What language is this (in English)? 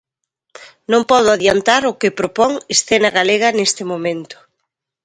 Galician